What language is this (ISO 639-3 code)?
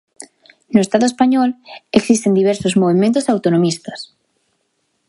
glg